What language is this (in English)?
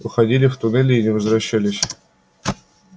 Russian